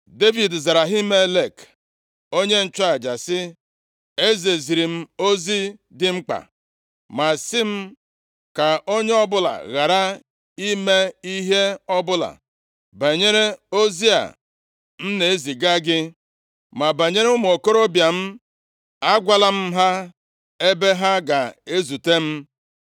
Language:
Igbo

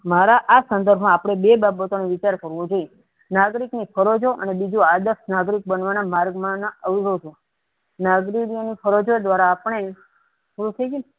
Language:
Gujarati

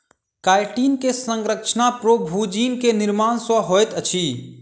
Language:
Maithili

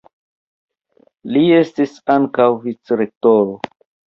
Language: Esperanto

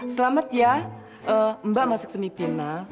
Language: Indonesian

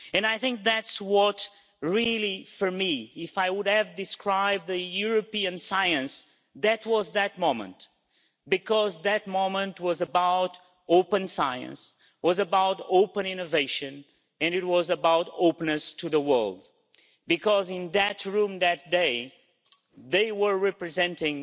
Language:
English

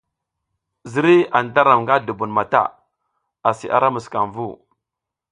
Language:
South Giziga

